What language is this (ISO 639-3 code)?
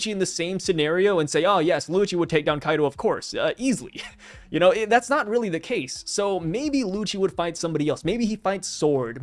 eng